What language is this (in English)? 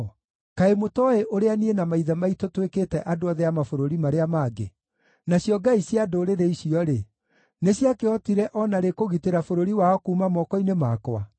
Kikuyu